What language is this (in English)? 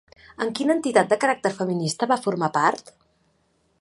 Catalan